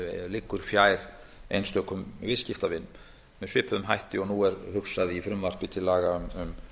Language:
Icelandic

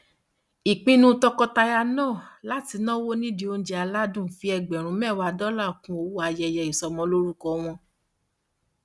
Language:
Yoruba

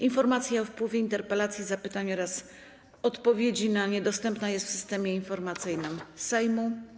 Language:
Polish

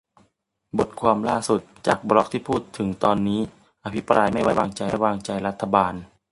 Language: Thai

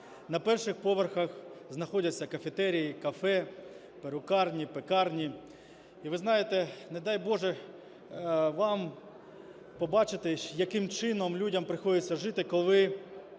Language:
Ukrainian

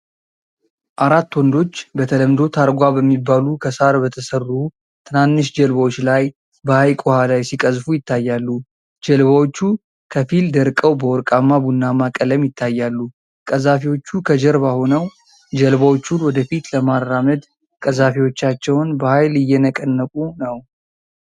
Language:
Amharic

